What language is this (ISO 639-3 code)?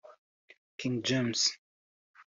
kin